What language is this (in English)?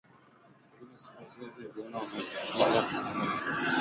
Swahili